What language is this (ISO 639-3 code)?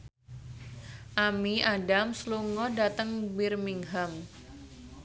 jav